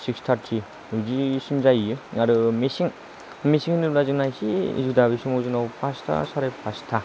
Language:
Bodo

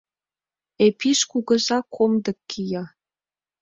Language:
Mari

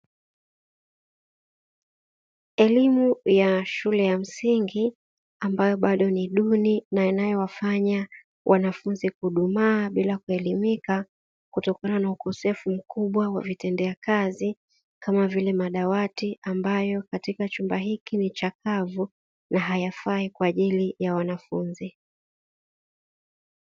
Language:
Swahili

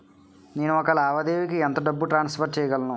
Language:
Telugu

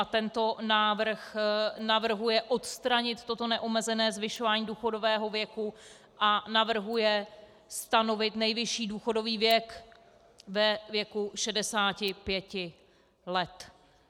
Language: Czech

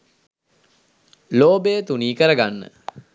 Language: Sinhala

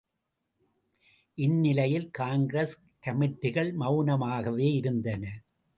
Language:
Tamil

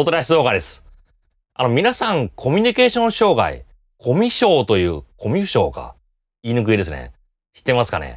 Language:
Japanese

